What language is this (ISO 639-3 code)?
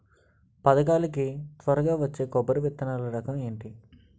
tel